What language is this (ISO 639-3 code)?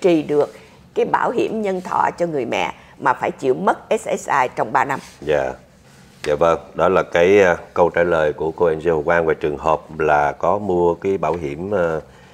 vie